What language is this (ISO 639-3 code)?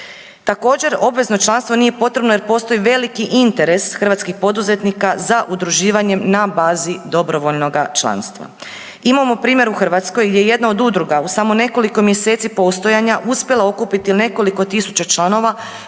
hrv